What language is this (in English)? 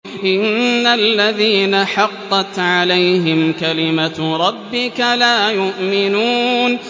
Arabic